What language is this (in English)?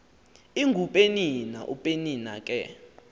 Xhosa